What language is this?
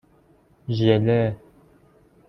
Persian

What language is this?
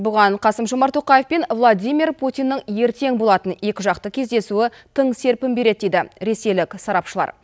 Kazakh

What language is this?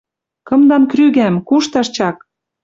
Western Mari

